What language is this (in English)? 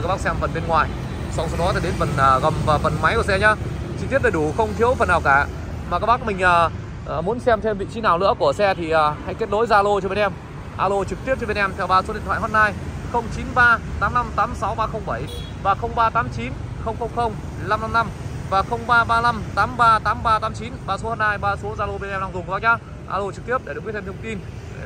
Vietnamese